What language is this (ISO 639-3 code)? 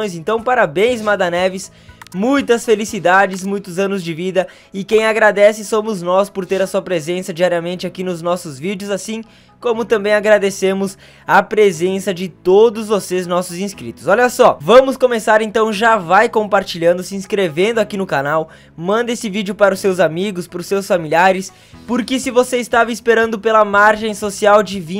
por